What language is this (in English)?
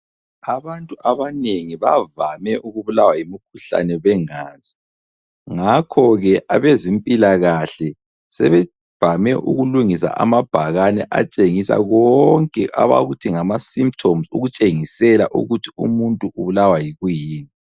North Ndebele